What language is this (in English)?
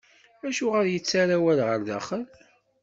Kabyle